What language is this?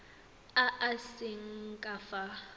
Tswana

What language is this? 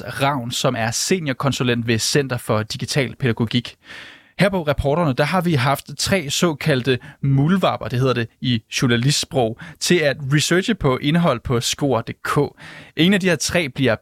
Danish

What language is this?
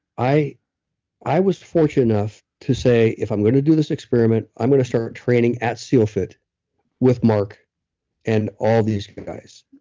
English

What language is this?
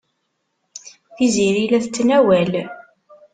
Kabyle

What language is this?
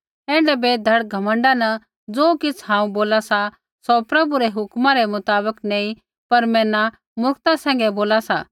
Kullu Pahari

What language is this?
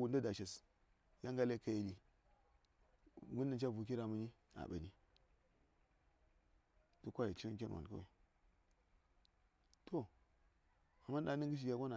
Saya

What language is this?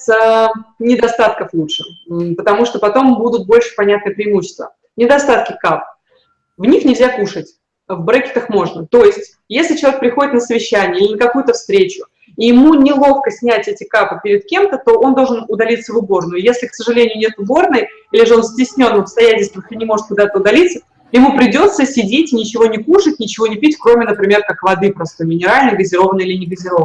Russian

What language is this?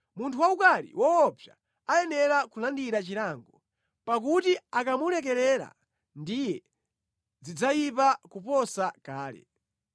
Nyanja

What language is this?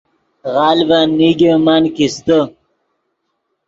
Yidgha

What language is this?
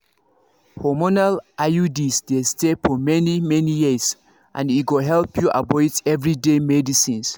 Nigerian Pidgin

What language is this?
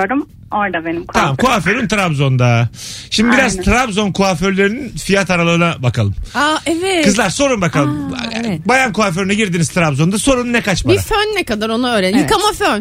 Turkish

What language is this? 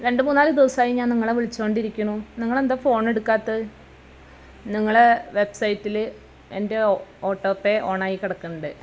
Malayalam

